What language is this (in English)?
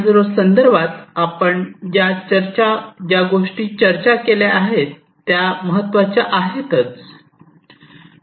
Marathi